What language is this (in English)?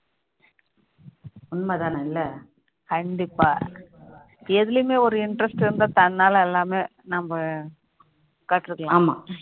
Tamil